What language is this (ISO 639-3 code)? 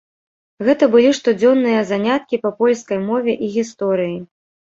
bel